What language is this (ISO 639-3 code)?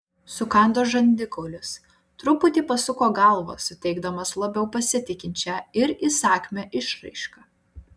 lit